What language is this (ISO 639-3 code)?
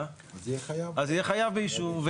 heb